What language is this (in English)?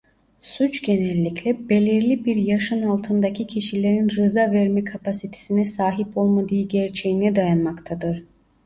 Turkish